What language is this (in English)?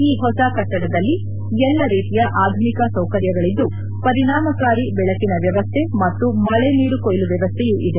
Kannada